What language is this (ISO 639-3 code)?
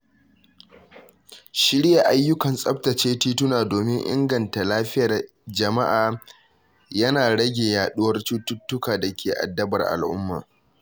hau